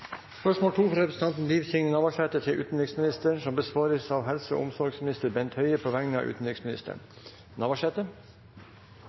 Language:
Norwegian Nynorsk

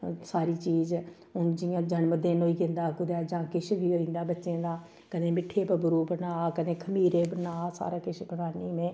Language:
Dogri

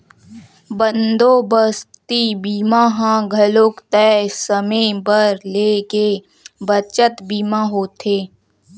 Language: Chhattisgarhi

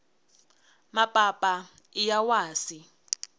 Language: Tsonga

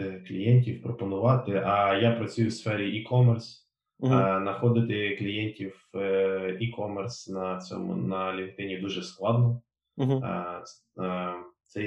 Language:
Ukrainian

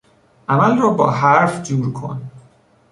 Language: Persian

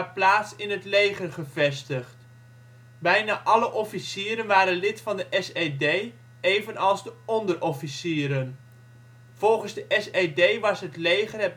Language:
Dutch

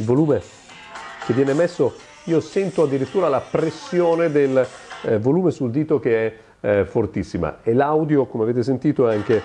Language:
Italian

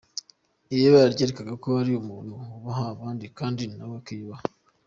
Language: Kinyarwanda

